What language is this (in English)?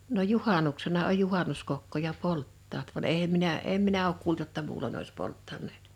Finnish